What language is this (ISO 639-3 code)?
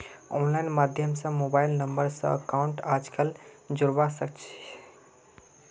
mag